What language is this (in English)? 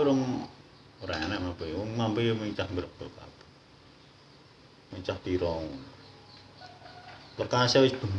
Indonesian